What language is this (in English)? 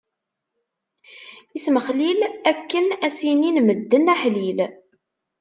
Kabyle